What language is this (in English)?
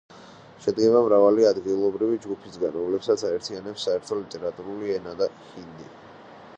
Georgian